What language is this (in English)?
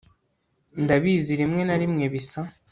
Kinyarwanda